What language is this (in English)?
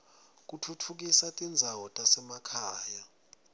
Swati